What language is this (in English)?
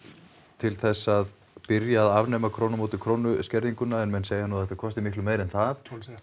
Icelandic